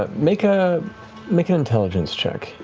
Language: English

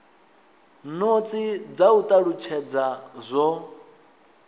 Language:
Venda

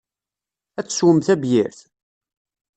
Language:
Kabyle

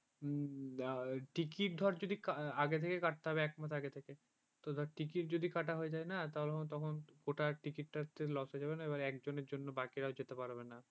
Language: Bangla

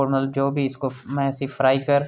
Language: Dogri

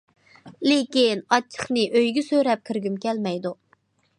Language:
Uyghur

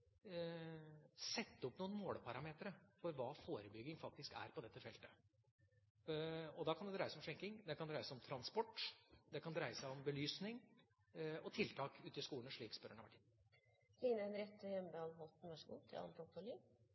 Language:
Norwegian Bokmål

